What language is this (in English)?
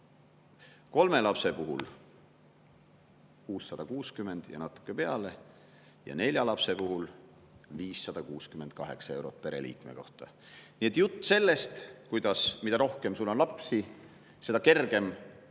Estonian